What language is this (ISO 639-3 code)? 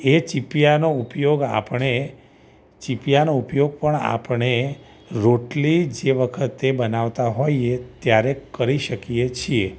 guj